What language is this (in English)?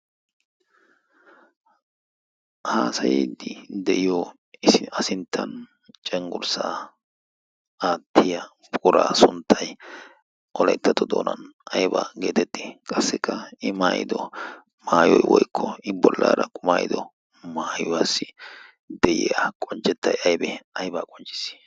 Wolaytta